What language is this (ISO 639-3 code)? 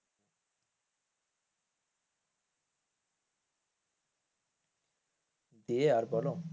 ben